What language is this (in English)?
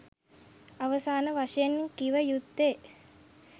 Sinhala